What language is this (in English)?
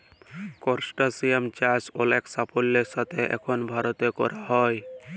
Bangla